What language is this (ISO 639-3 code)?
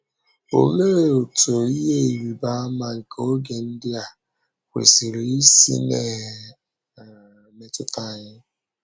ibo